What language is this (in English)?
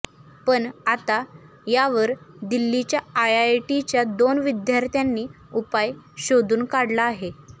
Marathi